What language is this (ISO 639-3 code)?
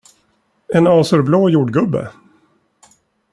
swe